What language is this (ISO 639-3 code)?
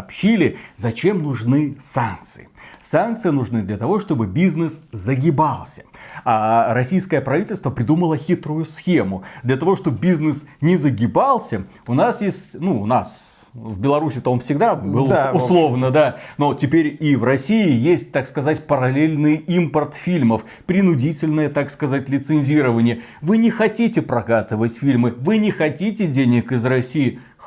rus